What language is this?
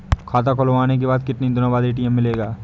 Hindi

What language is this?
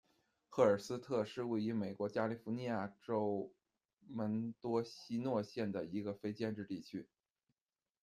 Chinese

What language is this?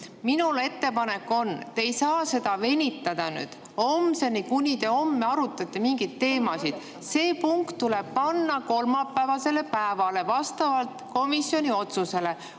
Estonian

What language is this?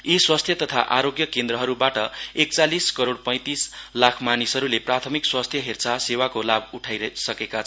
Nepali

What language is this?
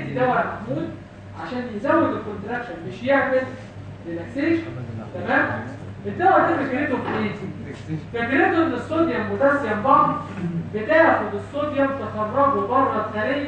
Arabic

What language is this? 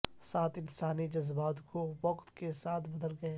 Urdu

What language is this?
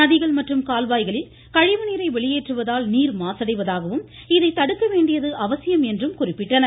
Tamil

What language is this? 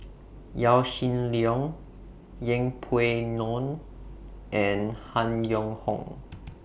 English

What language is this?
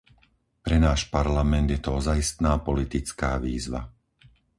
Slovak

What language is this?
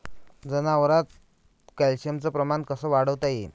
Marathi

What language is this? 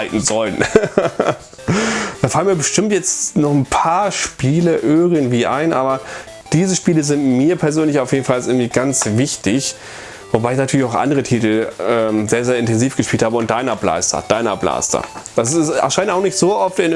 German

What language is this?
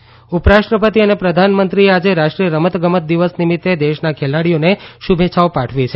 Gujarati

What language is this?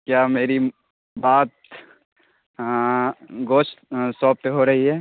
Urdu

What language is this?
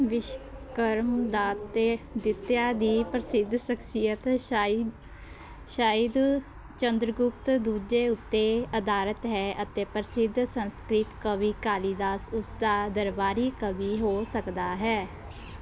Punjabi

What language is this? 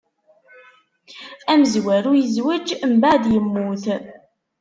Kabyle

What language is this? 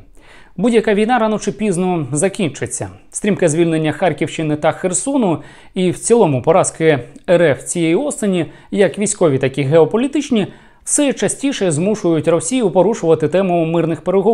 Ukrainian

